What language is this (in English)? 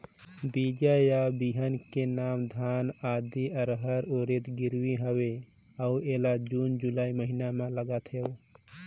Chhattisgarhi